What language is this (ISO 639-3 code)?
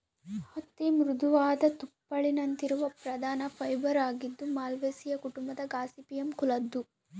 kan